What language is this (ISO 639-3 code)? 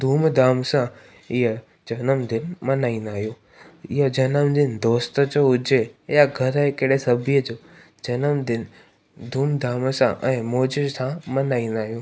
snd